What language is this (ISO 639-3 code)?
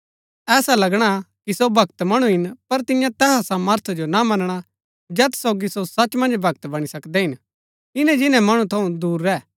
gbk